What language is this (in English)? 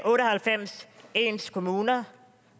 Danish